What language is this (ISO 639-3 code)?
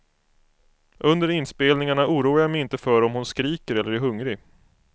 swe